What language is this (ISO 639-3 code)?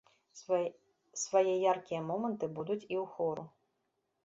bel